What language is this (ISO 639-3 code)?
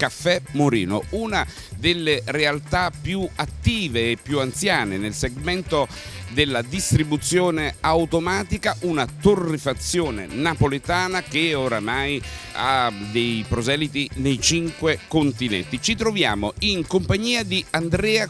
ita